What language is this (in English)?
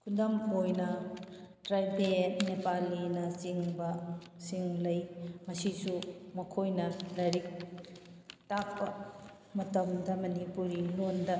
Manipuri